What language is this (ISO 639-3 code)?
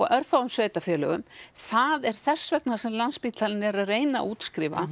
isl